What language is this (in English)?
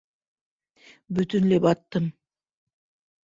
Bashkir